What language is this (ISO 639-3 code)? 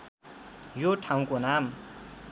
nep